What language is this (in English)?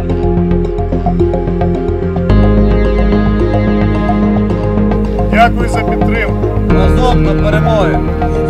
Ukrainian